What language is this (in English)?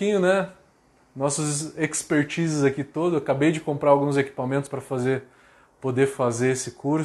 Portuguese